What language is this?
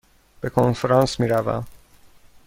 Persian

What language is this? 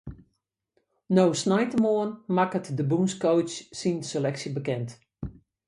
Western Frisian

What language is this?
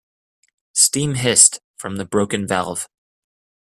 English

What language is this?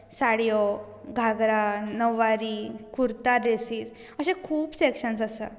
Konkani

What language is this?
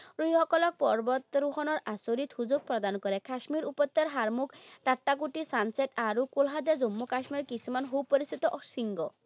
Assamese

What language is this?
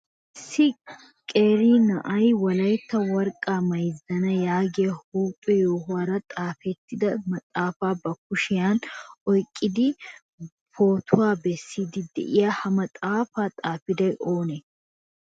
Wolaytta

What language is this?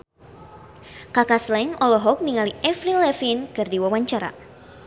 Sundanese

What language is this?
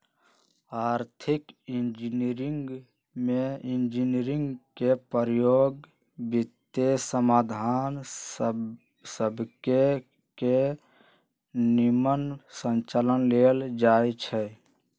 Magahi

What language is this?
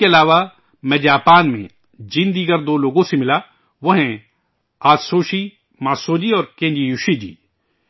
Urdu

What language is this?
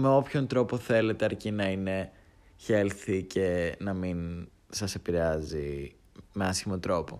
Greek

